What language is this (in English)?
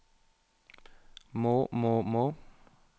Norwegian